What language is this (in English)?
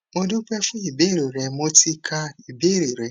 Yoruba